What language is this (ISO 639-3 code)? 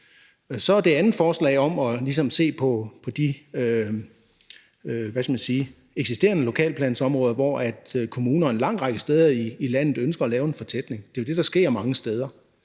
dan